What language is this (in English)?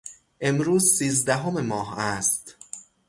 Persian